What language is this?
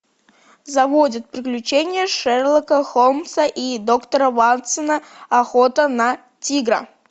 Russian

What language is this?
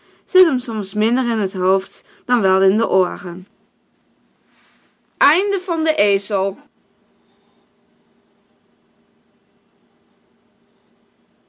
Dutch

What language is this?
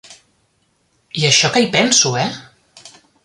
Catalan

